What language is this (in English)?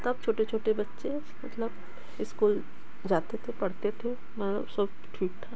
Hindi